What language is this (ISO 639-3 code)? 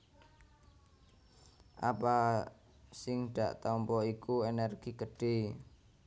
jav